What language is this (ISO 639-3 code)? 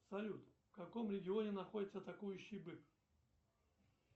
rus